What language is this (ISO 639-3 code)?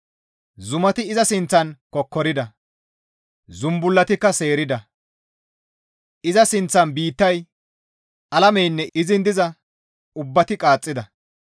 gmv